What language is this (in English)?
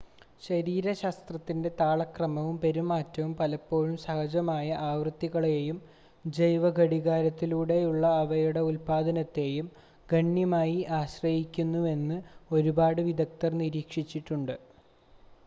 Malayalam